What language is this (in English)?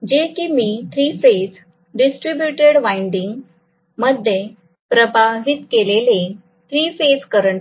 Marathi